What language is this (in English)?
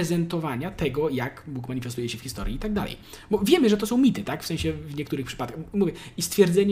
Polish